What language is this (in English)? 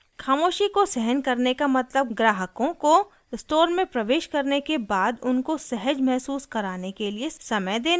Hindi